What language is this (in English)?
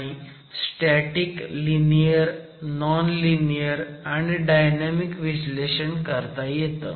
Marathi